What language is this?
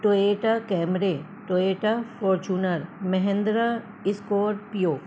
Urdu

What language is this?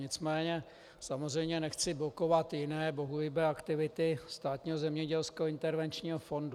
Czech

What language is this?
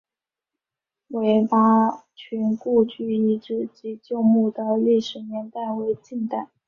Chinese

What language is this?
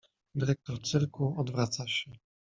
Polish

